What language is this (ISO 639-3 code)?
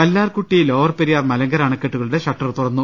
mal